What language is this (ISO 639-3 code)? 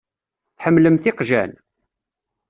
kab